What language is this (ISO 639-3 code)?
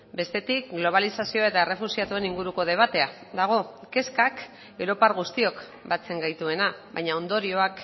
eus